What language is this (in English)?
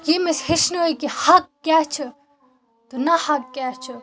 Kashmiri